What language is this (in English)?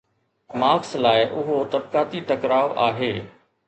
Sindhi